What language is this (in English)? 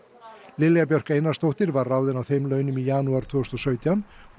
Icelandic